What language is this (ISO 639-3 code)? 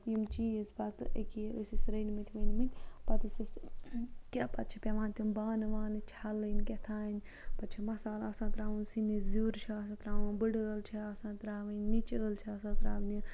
kas